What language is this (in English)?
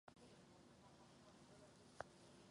Czech